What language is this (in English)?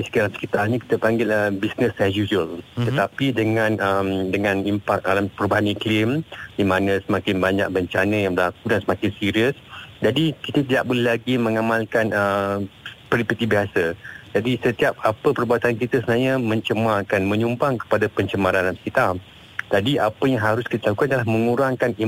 Malay